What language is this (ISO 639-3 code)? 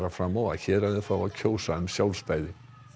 isl